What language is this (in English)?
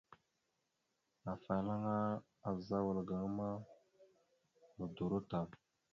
Mada (Cameroon)